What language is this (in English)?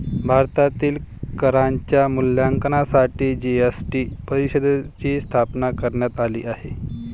Marathi